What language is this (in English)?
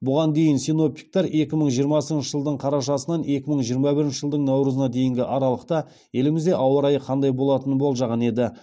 Kazakh